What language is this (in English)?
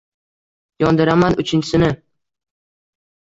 Uzbek